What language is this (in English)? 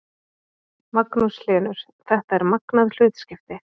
Icelandic